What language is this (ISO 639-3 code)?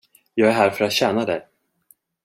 swe